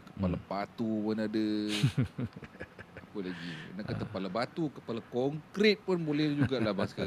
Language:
Malay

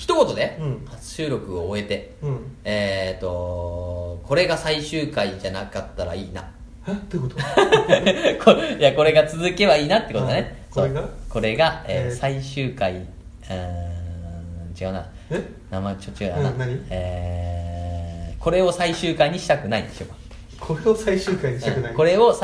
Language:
Japanese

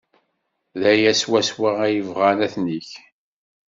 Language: Kabyle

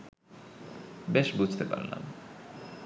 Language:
Bangla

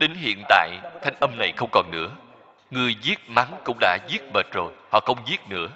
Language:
Vietnamese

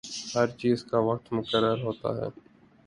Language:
Urdu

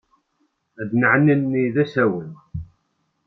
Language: Kabyle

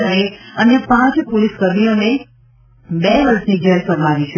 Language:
Gujarati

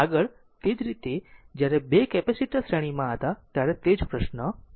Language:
Gujarati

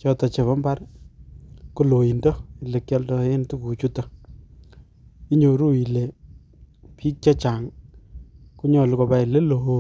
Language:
Kalenjin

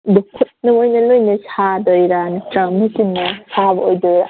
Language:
Manipuri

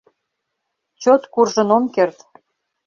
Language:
Mari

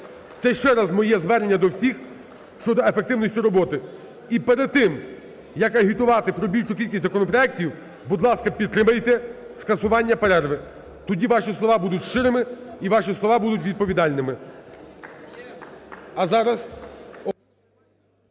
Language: Ukrainian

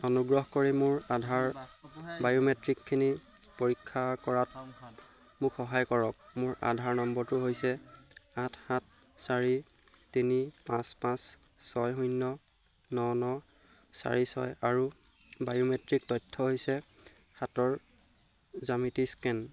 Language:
Assamese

